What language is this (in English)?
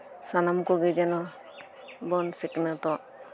Santali